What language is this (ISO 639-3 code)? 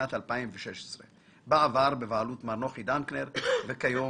heb